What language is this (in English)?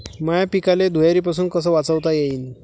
Marathi